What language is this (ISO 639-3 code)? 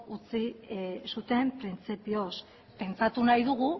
eus